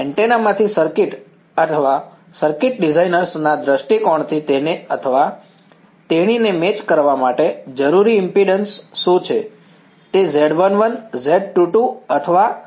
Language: Gujarati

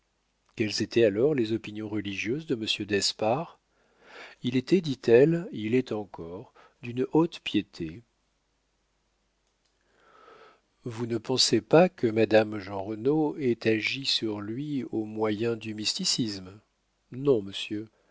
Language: French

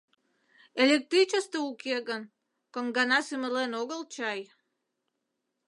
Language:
Mari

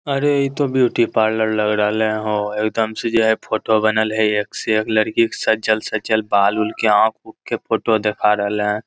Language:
Magahi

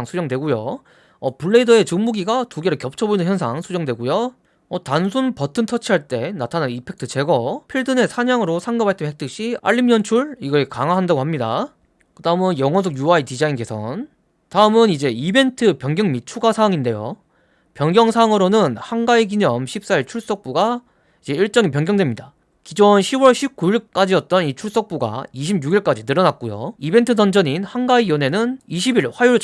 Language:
Korean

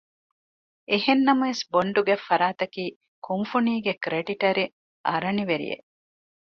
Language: Divehi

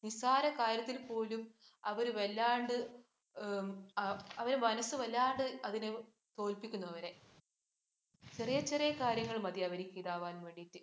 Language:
Malayalam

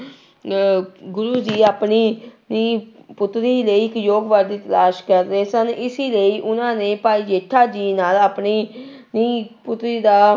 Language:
Punjabi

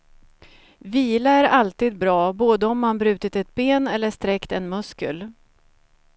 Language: Swedish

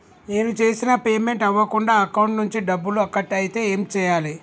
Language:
Telugu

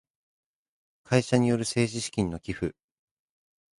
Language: Japanese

